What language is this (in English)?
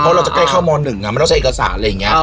Thai